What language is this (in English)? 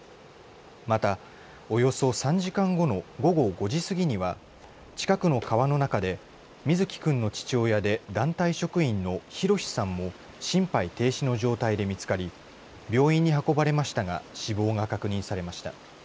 Japanese